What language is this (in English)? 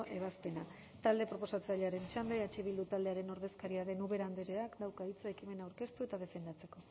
Basque